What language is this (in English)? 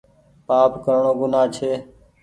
Goaria